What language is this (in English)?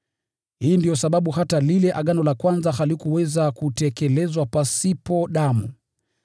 Swahili